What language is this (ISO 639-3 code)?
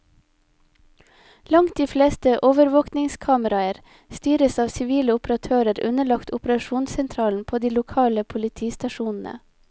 nor